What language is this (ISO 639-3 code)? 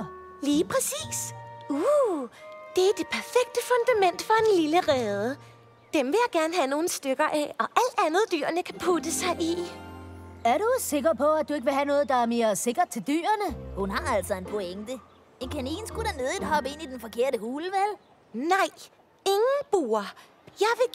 dan